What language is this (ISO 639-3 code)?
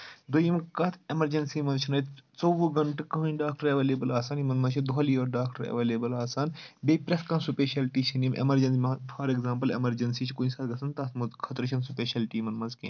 kas